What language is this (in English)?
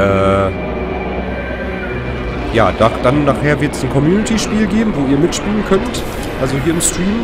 German